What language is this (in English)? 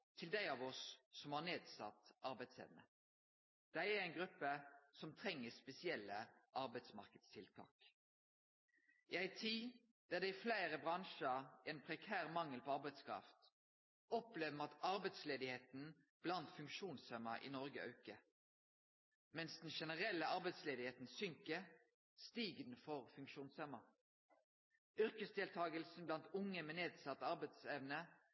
Norwegian Nynorsk